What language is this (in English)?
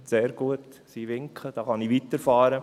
Swiss German